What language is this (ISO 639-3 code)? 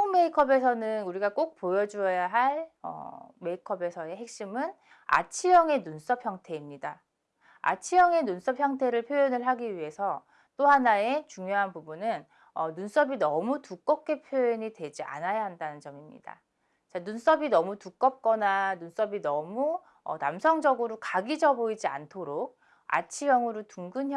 kor